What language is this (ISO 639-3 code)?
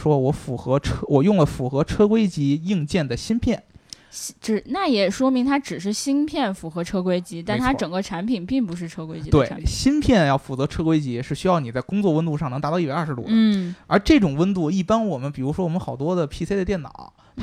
zho